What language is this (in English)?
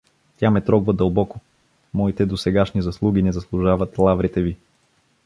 Bulgarian